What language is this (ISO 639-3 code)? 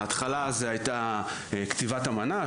heb